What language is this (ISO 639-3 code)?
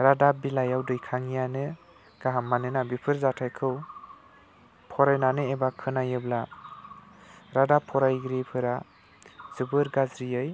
brx